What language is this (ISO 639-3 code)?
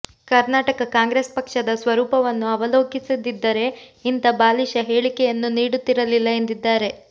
kan